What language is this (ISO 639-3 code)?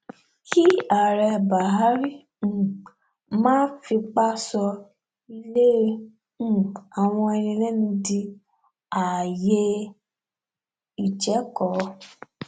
yor